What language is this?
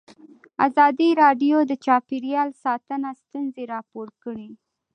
Pashto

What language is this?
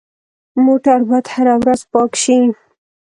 Pashto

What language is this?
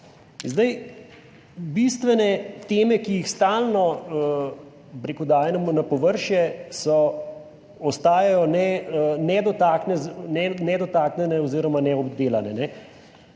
Slovenian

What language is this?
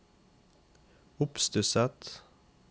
Norwegian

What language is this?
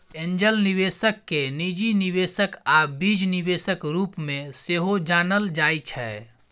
Maithili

